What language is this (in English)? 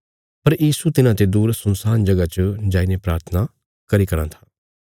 Bilaspuri